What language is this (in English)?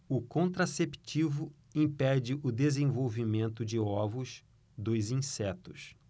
Portuguese